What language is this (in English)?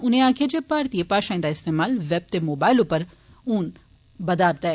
Dogri